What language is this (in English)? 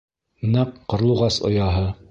Bashkir